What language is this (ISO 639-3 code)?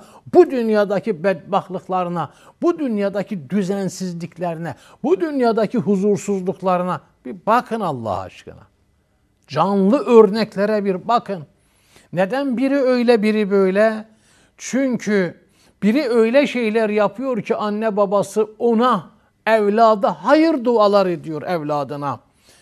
tur